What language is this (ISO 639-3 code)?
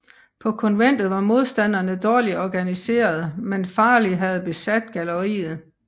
dan